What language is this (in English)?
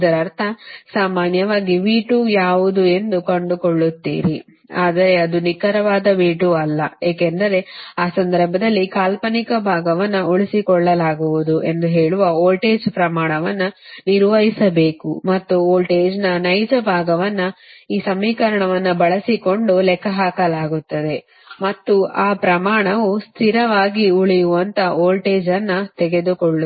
Kannada